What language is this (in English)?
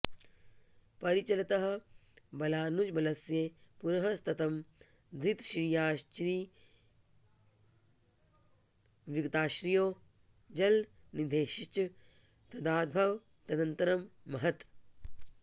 Sanskrit